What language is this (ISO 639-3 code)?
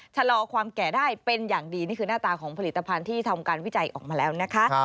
tha